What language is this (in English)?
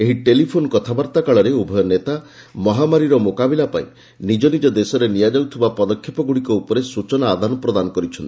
Odia